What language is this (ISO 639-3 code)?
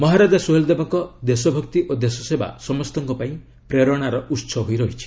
ori